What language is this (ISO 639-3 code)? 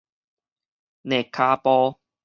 nan